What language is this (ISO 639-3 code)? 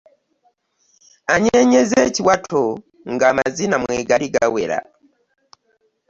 lug